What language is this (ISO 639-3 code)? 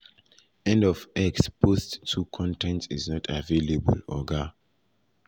pcm